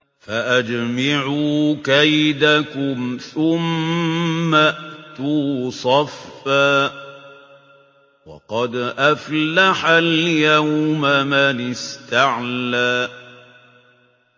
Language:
Arabic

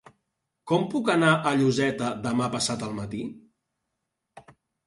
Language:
Catalan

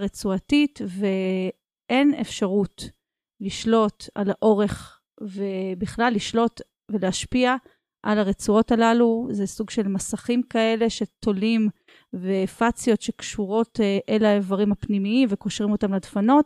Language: Hebrew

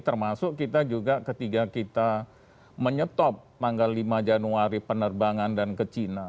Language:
Indonesian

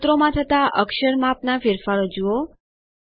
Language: Gujarati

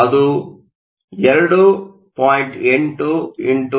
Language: Kannada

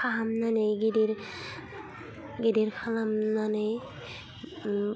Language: Bodo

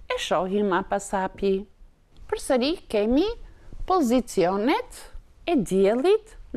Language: Dutch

